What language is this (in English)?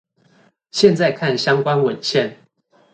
Chinese